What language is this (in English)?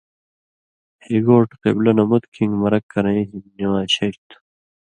Indus Kohistani